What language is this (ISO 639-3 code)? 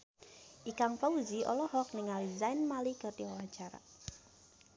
sun